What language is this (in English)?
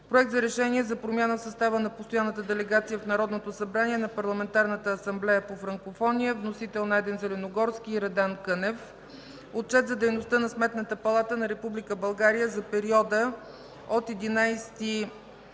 Bulgarian